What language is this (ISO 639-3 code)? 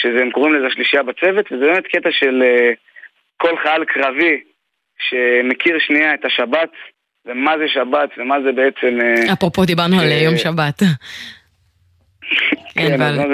heb